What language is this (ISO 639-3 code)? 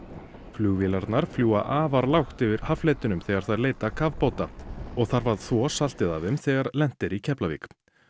isl